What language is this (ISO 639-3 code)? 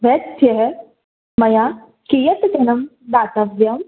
san